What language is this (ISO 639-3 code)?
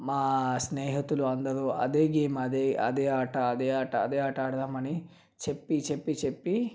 tel